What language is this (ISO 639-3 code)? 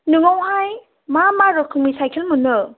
brx